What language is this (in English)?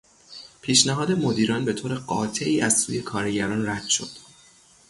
Persian